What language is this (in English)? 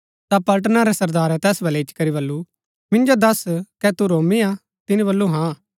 Gaddi